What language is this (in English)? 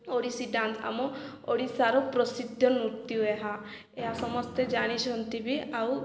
Odia